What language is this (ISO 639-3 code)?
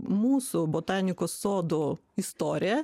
lit